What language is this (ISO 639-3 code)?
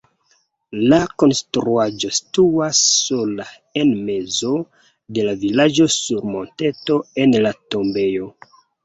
epo